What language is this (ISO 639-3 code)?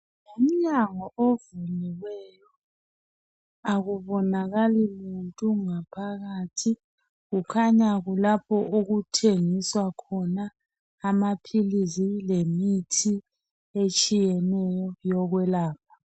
nde